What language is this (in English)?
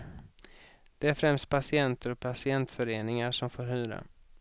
Swedish